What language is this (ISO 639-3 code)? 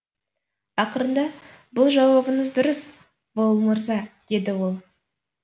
kaz